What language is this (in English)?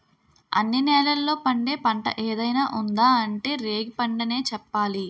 Telugu